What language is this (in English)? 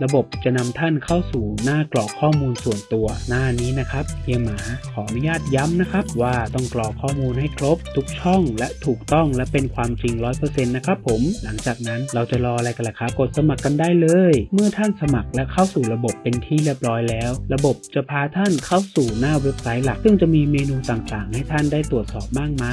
Thai